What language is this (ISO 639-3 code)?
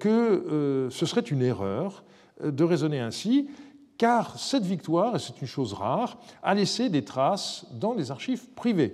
fra